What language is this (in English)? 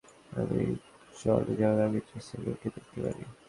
Bangla